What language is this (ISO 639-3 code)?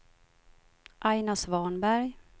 swe